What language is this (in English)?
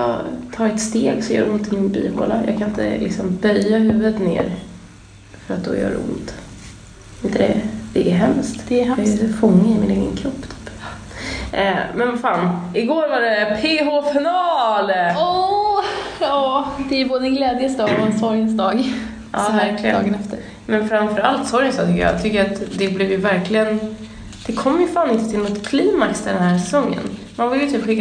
Swedish